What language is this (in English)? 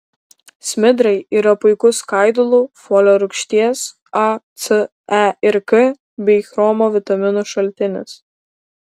Lithuanian